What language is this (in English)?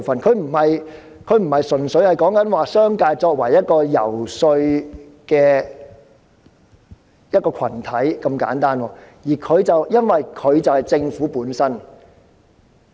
Cantonese